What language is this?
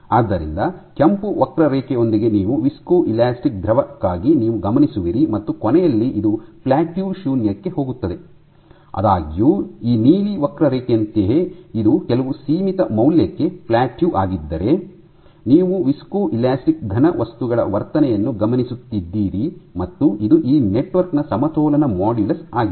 Kannada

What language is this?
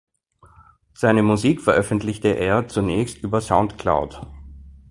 German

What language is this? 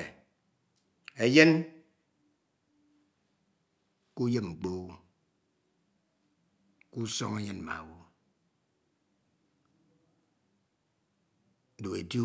Ito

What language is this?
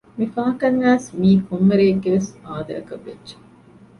Divehi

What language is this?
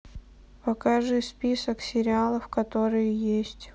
Russian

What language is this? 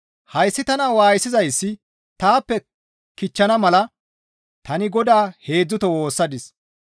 Gamo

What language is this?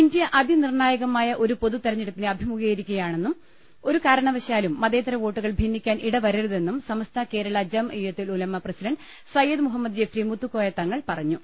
Malayalam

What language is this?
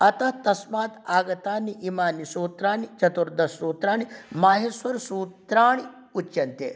Sanskrit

